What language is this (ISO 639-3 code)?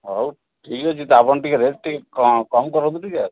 ori